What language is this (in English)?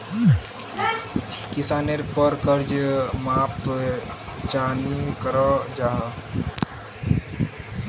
Magahi